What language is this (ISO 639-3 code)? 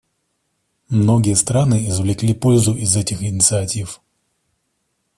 rus